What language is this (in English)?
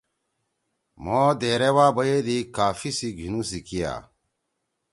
Torwali